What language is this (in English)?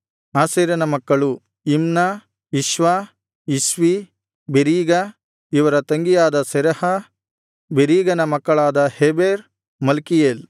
Kannada